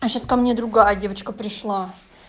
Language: Russian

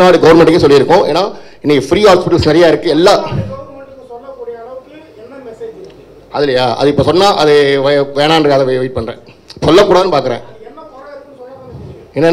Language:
Arabic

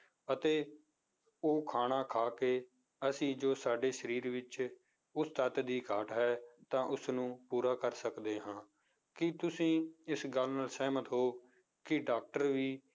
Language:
Punjabi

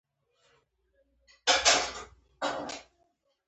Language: Pashto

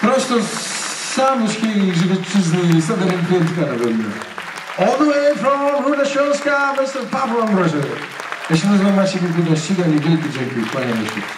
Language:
Polish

